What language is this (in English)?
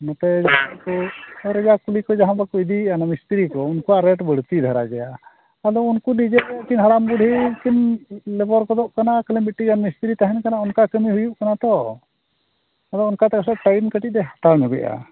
Santali